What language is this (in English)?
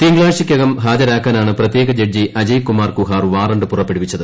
Malayalam